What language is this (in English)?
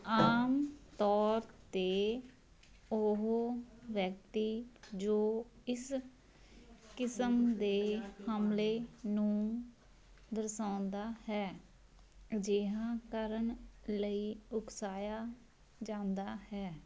Punjabi